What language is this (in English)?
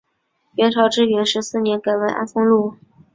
Chinese